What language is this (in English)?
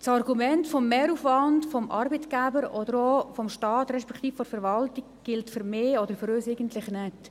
Swiss German